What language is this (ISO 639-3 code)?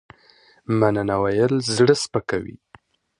pus